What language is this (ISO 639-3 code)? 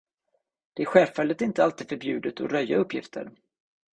swe